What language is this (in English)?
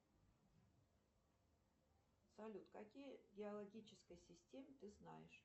Russian